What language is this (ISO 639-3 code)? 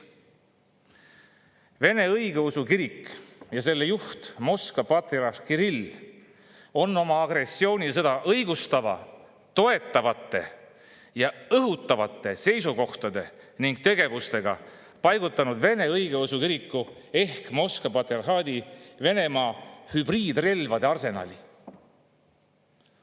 est